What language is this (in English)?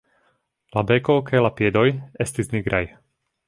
Esperanto